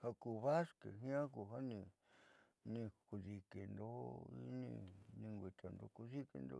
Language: Southeastern Nochixtlán Mixtec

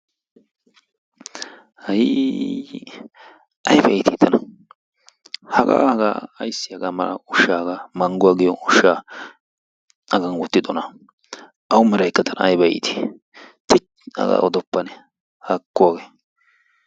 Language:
Wolaytta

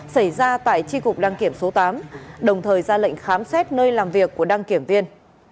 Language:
Vietnamese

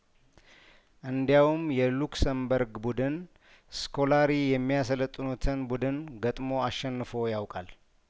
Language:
Amharic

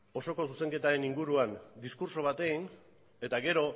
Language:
Basque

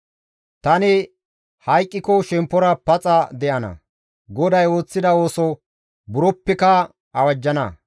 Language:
Gamo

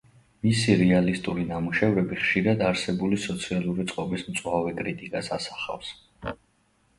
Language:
Georgian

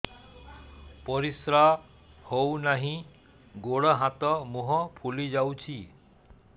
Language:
Odia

